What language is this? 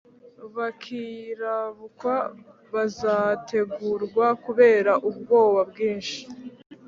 Kinyarwanda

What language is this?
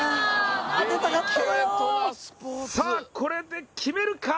Japanese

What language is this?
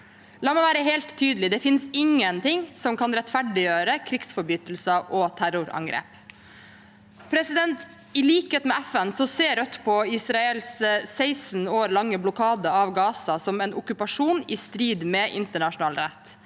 Norwegian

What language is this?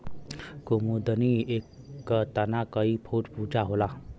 Bhojpuri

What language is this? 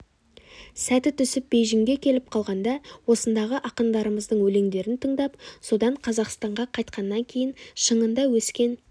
Kazakh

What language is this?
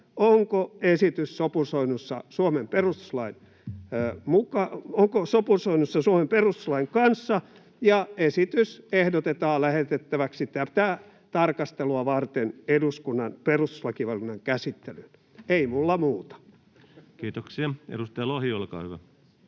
Finnish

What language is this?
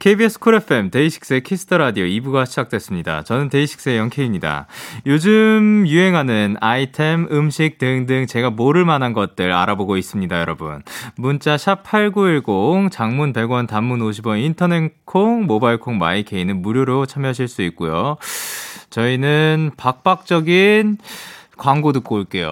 Korean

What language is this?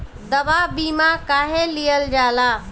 Bhojpuri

